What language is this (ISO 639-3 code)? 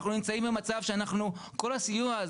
heb